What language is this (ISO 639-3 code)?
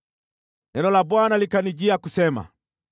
swa